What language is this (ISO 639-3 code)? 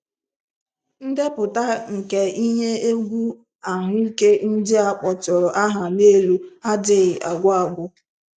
ibo